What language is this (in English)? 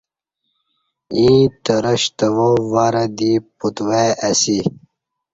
Kati